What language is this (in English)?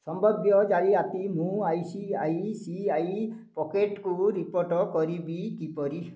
Odia